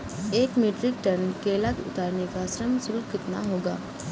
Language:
Hindi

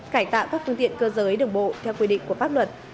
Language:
Vietnamese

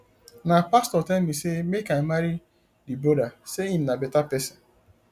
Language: Nigerian Pidgin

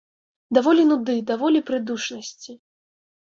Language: Belarusian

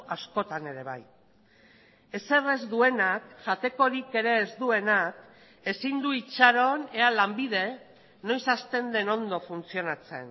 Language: Basque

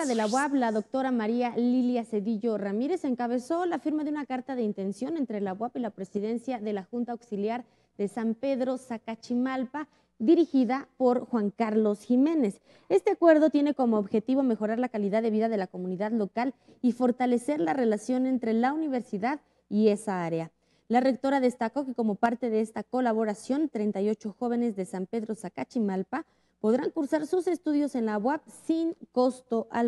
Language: Spanish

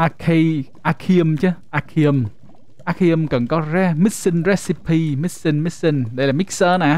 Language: Vietnamese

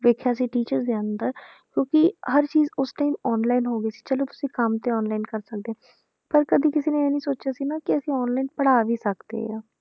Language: Punjabi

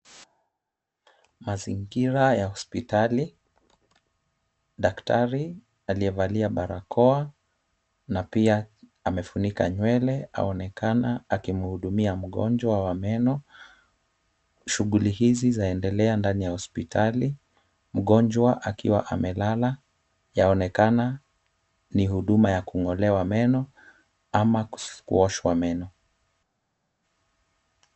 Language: Swahili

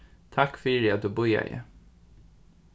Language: Faroese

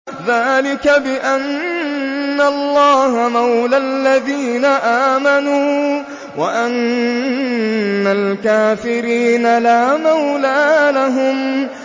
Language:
Arabic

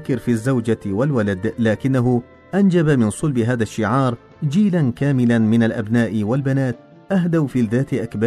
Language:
Arabic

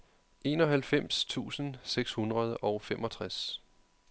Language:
Danish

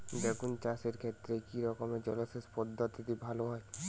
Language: Bangla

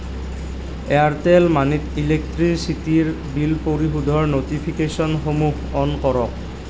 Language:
Assamese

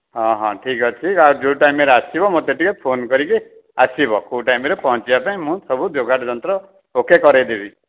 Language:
Odia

